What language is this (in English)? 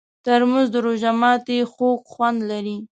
Pashto